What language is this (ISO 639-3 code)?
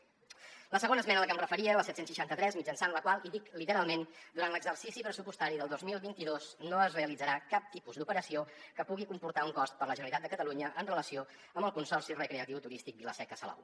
cat